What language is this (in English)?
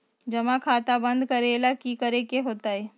Magahi